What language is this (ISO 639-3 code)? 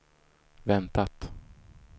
swe